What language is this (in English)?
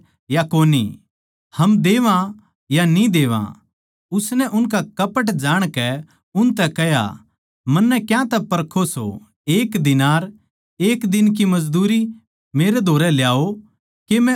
Haryanvi